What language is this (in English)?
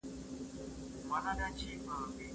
Pashto